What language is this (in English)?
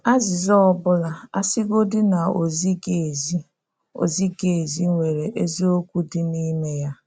Igbo